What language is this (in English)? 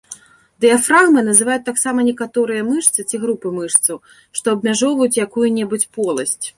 Belarusian